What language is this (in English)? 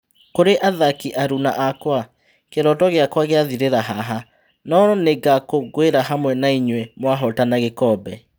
Kikuyu